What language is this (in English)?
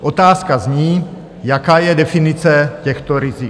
Czech